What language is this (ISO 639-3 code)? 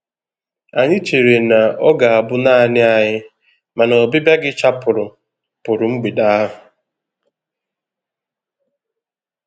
ibo